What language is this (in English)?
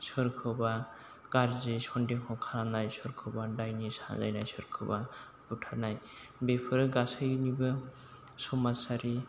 Bodo